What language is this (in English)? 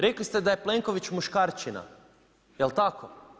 Croatian